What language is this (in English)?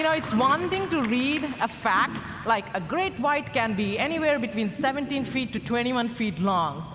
English